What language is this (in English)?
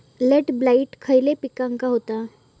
Marathi